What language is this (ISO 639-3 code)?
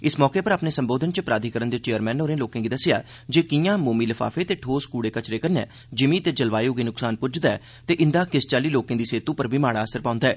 doi